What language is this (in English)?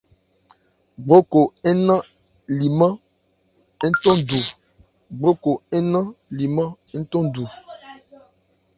Ebrié